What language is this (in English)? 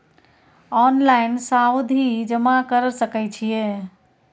Maithili